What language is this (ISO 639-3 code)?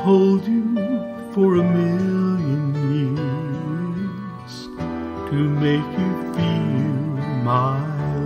eng